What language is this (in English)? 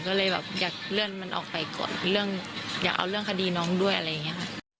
Thai